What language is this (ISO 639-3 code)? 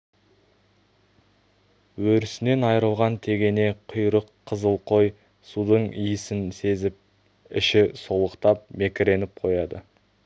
kaz